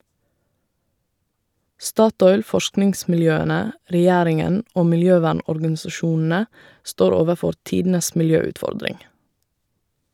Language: Norwegian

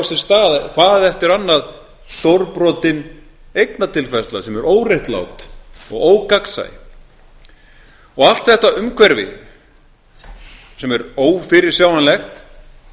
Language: Icelandic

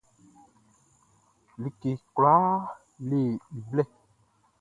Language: Baoulé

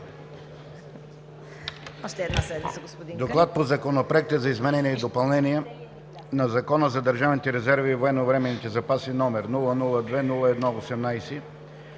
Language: Bulgarian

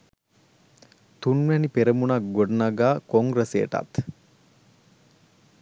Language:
Sinhala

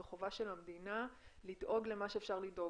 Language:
Hebrew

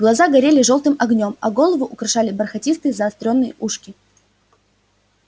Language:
Russian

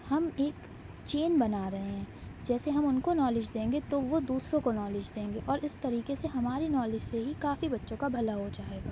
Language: Urdu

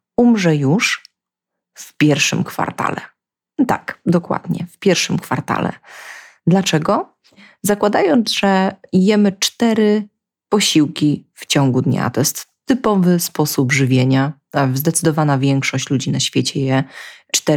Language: Polish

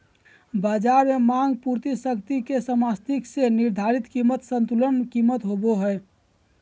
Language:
Magahi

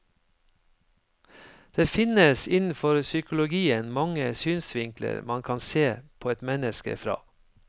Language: Norwegian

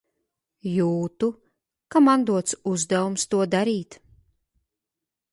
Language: Latvian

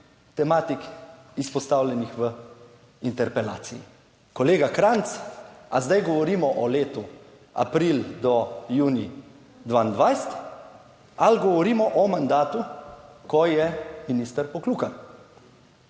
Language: Slovenian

